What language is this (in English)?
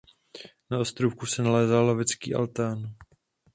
Czech